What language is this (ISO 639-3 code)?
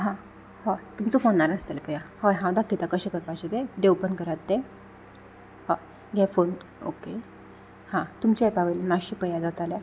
kok